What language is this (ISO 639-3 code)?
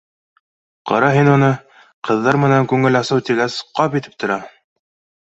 bak